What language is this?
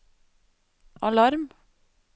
Norwegian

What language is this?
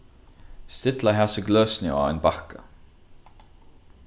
Faroese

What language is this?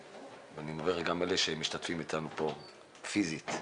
Hebrew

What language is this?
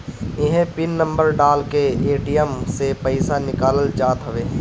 Bhojpuri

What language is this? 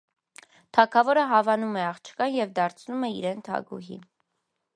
Armenian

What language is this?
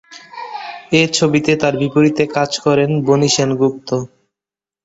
Bangla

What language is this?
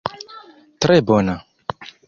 Esperanto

